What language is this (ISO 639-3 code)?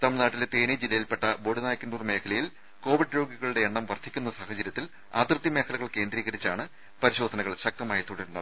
mal